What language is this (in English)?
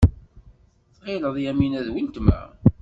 Kabyle